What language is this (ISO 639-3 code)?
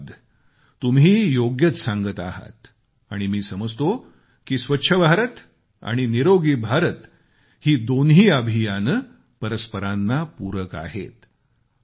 mar